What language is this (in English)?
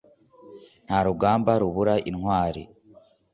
Kinyarwanda